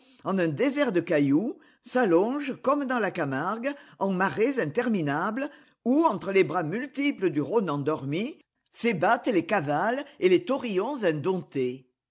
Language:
French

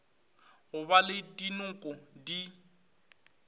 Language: Northern Sotho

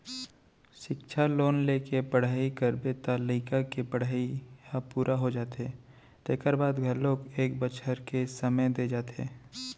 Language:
Chhattisgarhi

